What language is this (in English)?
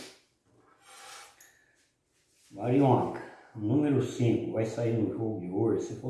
Portuguese